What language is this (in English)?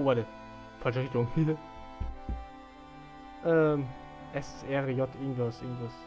German